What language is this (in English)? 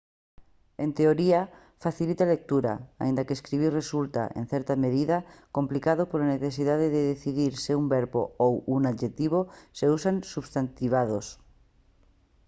Galician